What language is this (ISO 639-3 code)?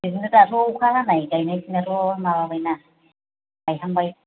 brx